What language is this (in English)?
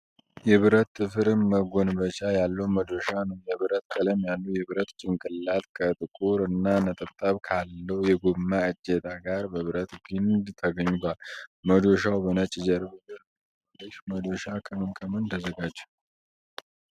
Amharic